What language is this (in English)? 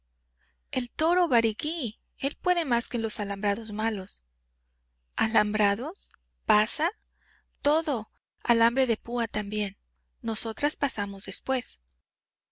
Spanish